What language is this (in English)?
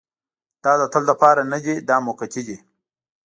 Pashto